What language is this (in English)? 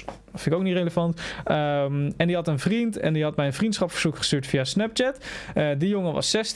Dutch